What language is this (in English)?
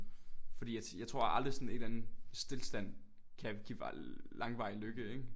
Danish